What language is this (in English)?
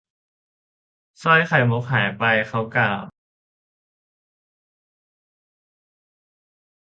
Thai